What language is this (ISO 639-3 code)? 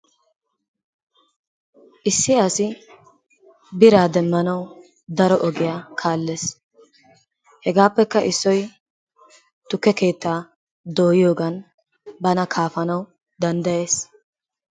wal